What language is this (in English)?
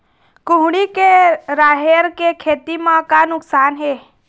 Chhattisgarhi